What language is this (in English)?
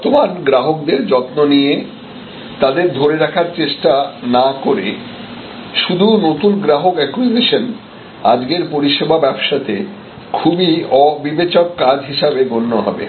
Bangla